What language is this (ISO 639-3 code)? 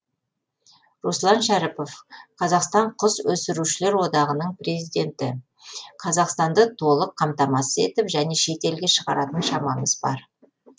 kaz